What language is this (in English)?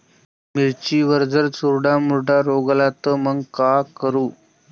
Marathi